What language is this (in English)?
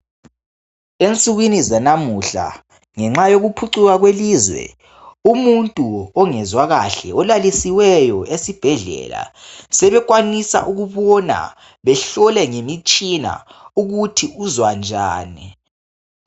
North Ndebele